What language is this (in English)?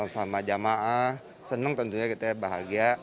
Indonesian